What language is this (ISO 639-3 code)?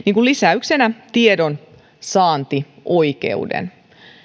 fin